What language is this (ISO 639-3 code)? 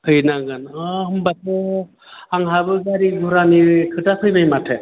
brx